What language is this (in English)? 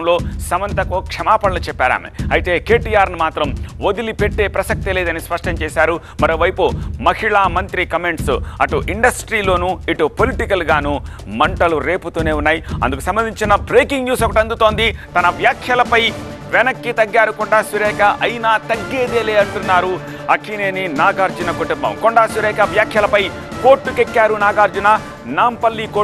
Telugu